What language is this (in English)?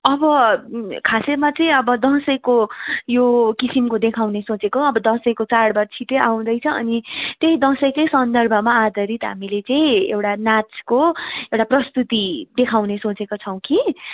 Nepali